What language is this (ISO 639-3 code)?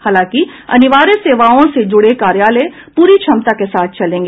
hin